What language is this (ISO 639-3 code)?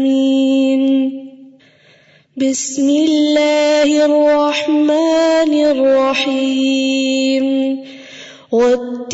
urd